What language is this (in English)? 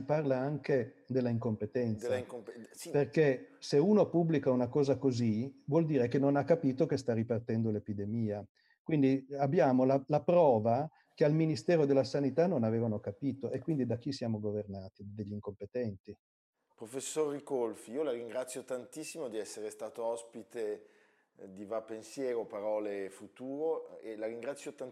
Italian